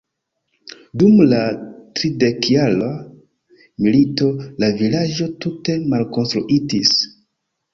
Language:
Esperanto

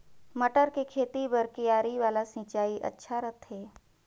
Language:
Chhattisgarhi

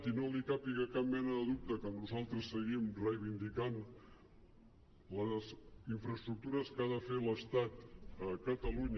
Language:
Catalan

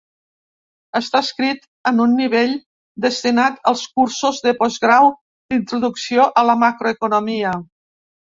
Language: Catalan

